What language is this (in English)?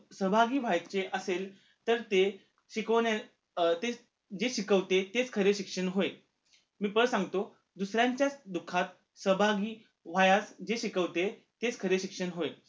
Marathi